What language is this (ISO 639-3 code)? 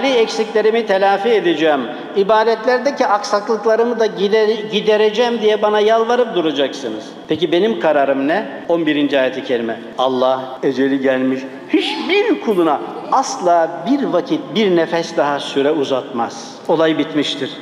tur